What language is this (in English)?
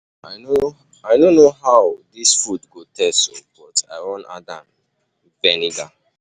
Nigerian Pidgin